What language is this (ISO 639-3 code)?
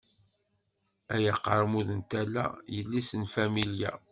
kab